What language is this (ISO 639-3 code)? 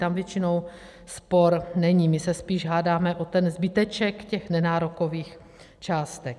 ces